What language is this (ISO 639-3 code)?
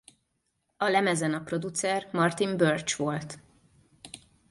hun